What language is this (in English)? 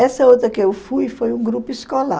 Portuguese